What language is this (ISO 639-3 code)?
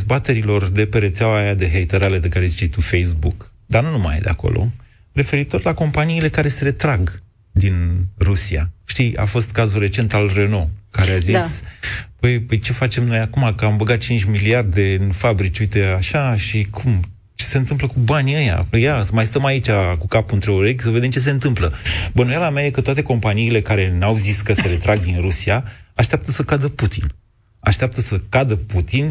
ron